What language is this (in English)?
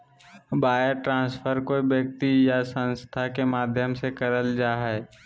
Magahi